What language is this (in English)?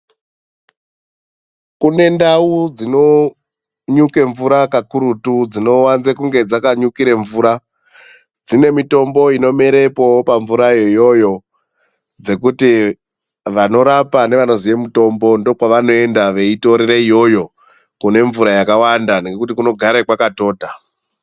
Ndau